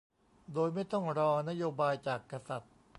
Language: Thai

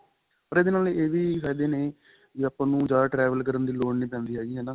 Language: Punjabi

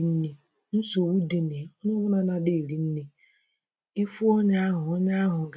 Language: Igbo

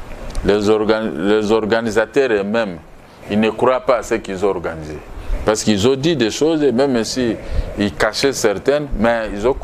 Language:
French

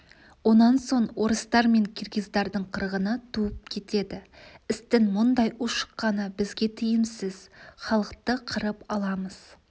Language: Kazakh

